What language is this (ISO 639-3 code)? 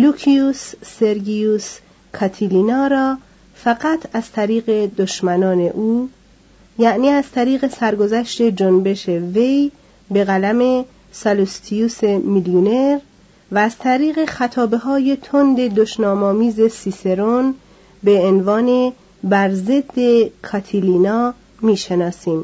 fas